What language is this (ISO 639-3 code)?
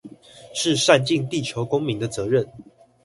zho